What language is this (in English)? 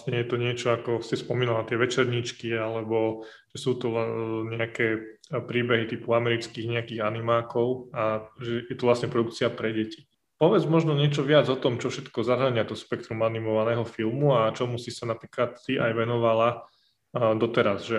Slovak